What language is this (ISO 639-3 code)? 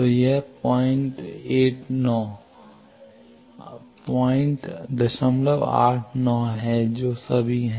hin